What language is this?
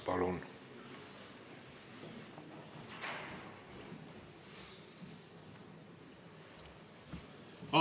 Estonian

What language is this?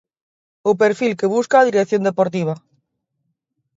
Galician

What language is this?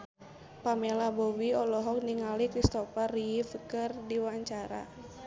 Sundanese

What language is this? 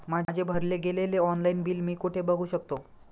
Marathi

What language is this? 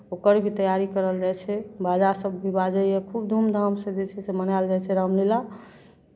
Maithili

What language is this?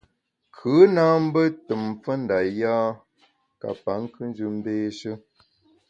Bamun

